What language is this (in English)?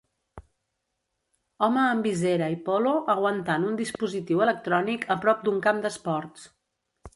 Catalan